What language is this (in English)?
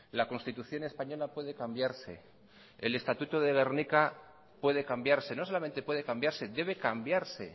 Spanish